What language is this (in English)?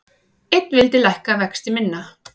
Icelandic